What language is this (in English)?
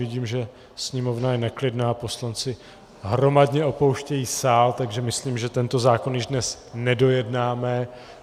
Czech